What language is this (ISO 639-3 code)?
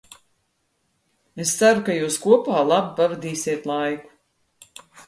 lav